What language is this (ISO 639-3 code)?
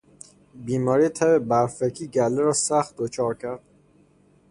fas